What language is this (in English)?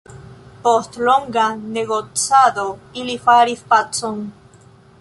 Esperanto